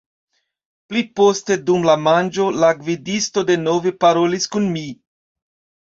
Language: Esperanto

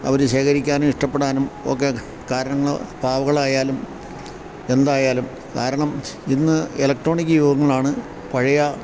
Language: Malayalam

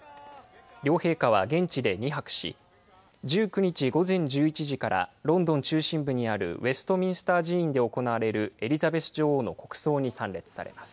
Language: Japanese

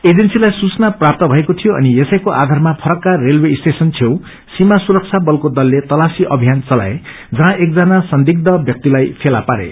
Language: Nepali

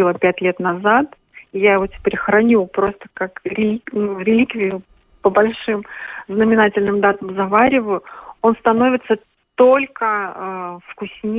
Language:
Russian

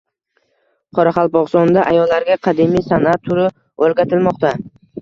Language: Uzbek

